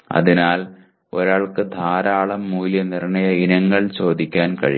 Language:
Malayalam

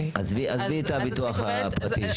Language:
Hebrew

